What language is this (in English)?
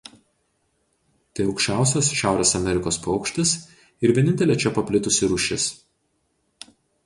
Lithuanian